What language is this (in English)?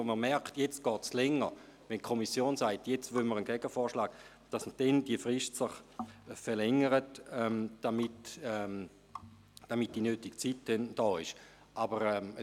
Swiss German